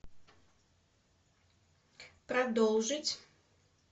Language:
Russian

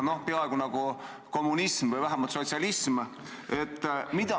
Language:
Estonian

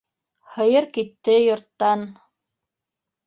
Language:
Bashkir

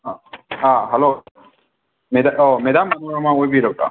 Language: Manipuri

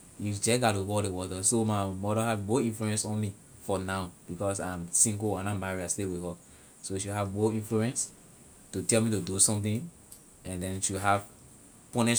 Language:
Liberian English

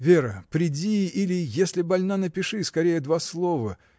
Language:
Russian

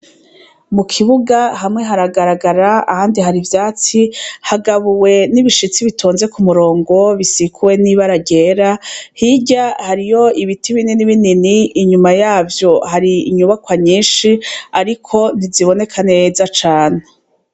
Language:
Rundi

